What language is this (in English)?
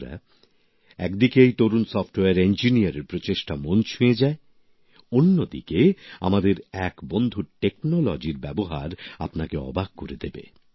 Bangla